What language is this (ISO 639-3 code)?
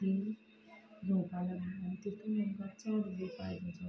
kok